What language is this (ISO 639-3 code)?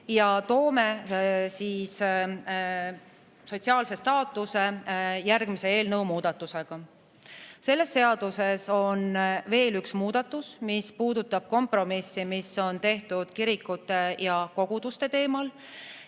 est